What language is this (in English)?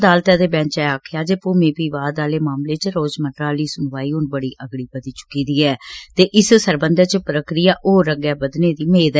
Dogri